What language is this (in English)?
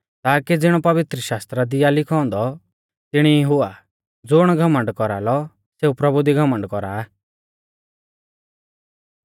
Mahasu Pahari